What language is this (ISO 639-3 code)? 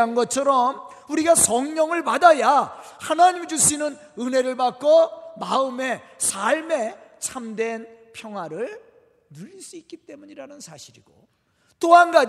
kor